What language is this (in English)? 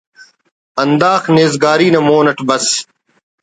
Brahui